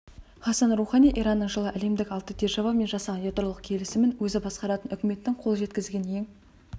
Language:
Kazakh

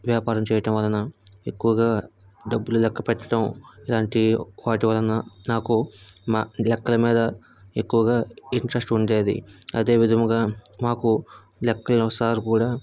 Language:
Telugu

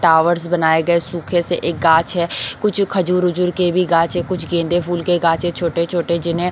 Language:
Hindi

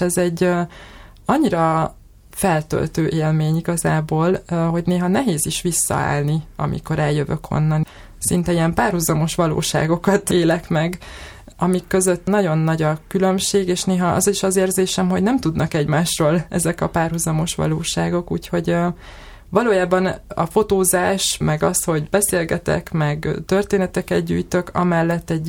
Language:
Hungarian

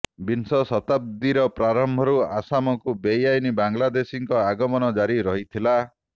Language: Odia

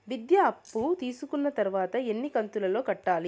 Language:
Telugu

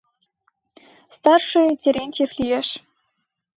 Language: Mari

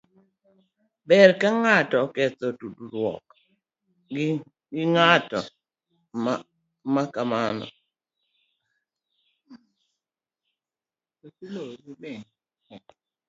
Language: Luo (Kenya and Tanzania)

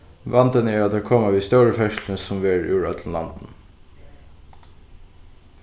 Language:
Faroese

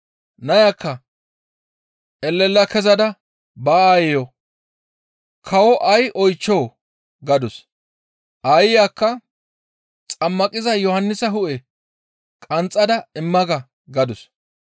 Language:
Gamo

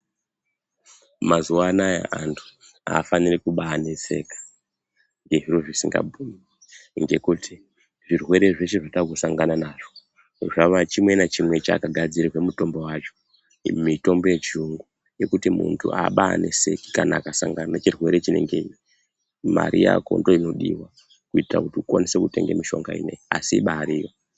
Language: Ndau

